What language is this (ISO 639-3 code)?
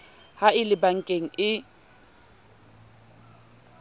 sot